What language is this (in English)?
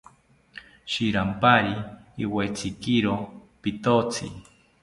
South Ucayali Ashéninka